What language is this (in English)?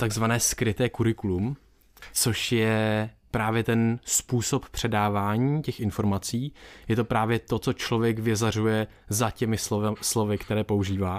Czech